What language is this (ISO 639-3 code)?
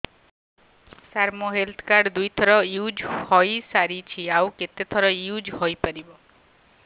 ori